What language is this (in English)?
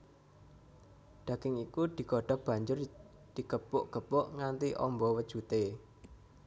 Javanese